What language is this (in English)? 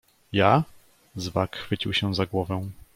Polish